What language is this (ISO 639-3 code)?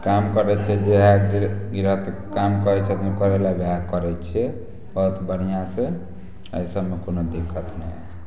mai